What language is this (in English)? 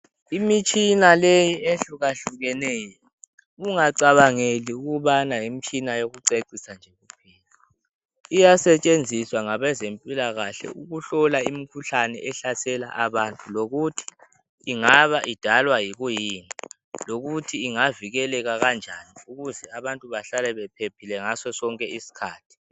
North Ndebele